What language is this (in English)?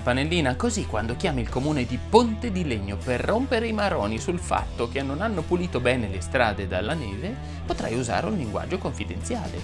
Italian